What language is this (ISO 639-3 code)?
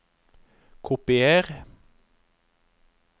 nor